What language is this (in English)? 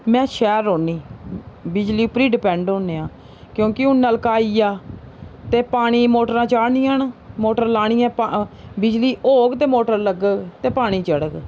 Dogri